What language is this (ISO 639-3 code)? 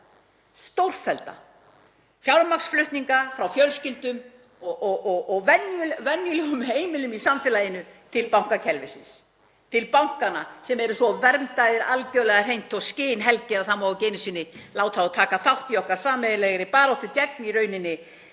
isl